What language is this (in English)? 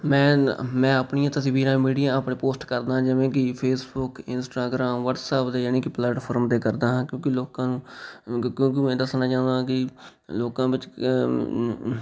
Punjabi